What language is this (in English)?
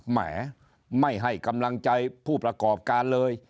Thai